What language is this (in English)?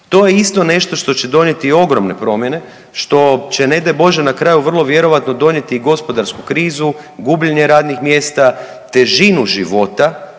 Croatian